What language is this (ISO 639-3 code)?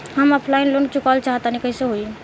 bho